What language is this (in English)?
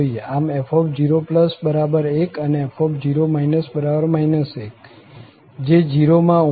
Gujarati